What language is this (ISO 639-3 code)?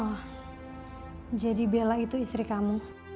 ind